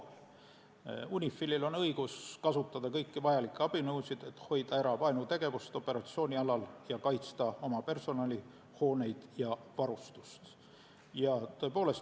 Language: Estonian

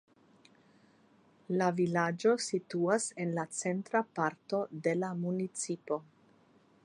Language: Esperanto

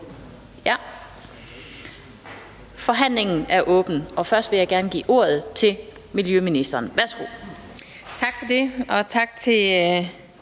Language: Danish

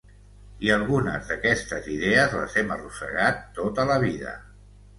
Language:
Catalan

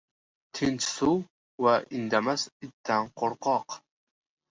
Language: Uzbek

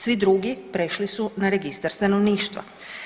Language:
Croatian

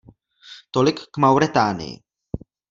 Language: Czech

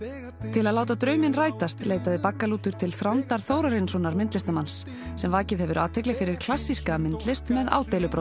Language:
Icelandic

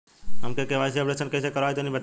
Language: Bhojpuri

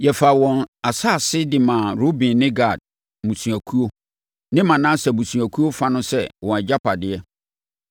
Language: Akan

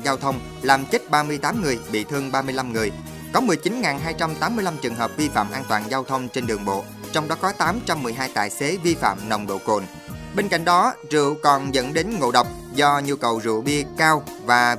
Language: Vietnamese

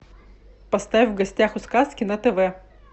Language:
Russian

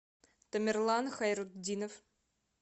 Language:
Russian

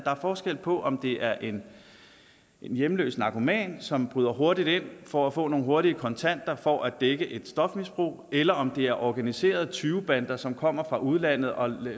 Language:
Danish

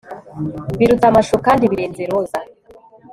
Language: Kinyarwanda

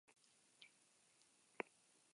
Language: Basque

